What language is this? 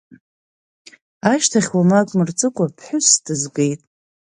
Abkhazian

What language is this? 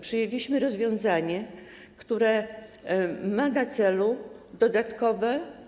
Polish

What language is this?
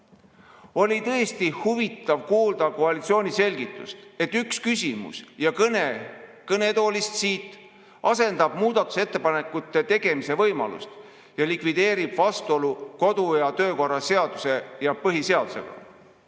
Estonian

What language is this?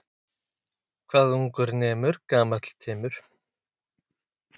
Icelandic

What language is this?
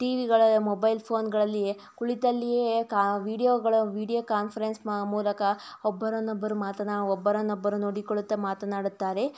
Kannada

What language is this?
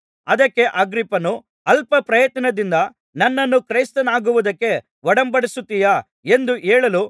Kannada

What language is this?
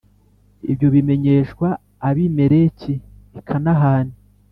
Kinyarwanda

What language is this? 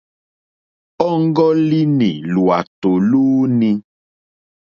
Mokpwe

